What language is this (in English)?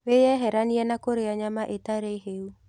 Kikuyu